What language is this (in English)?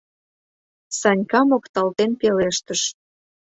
Mari